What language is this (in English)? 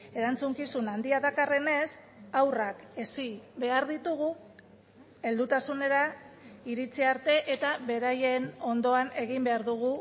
Basque